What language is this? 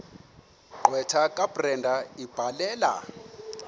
Xhosa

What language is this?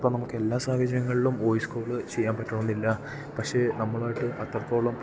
Malayalam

